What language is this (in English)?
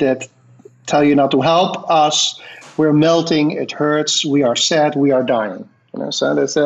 Dutch